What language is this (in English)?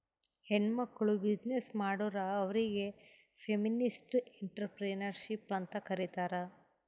Kannada